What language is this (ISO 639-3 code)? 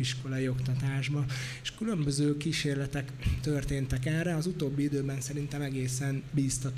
hun